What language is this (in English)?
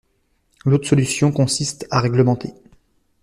French